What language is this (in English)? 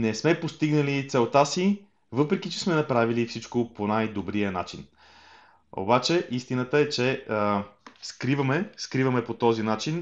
Bulgarian